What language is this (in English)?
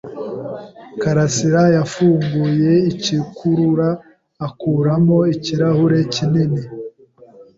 Kinyarwanda